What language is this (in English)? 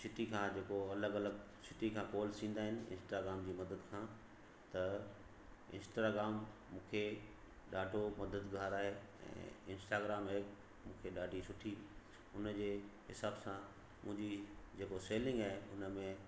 Sindhi